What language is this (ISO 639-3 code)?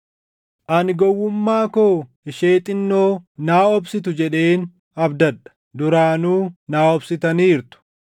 orm